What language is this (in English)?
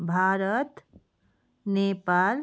Nepali